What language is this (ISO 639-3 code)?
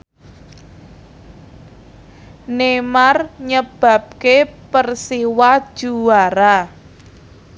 jav